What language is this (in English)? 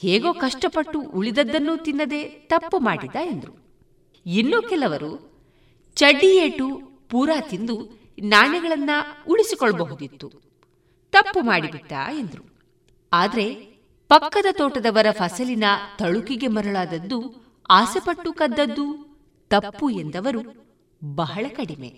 Kannada